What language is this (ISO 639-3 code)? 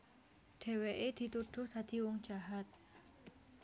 jav